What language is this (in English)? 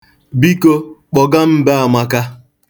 Igbo